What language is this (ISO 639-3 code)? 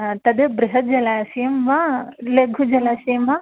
san